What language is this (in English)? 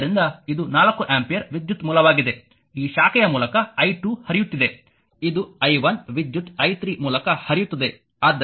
Kannada